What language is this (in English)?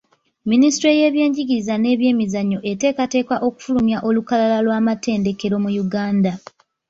Ganda